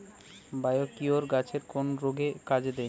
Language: Bangla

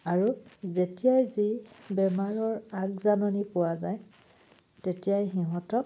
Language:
Assamese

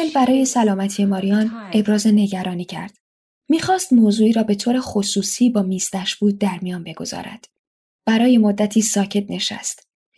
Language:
Persian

